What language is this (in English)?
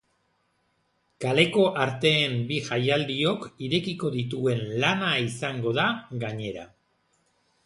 Basque